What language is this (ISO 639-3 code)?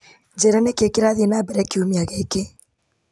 kik